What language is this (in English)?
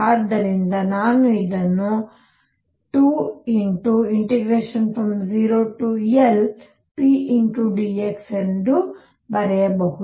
Kannada